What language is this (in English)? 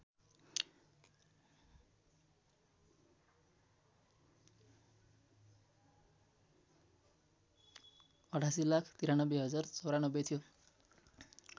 Nepali